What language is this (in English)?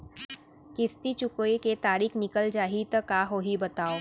Chhattisgarhi